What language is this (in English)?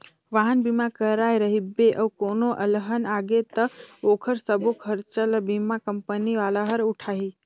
Chhattisgarhi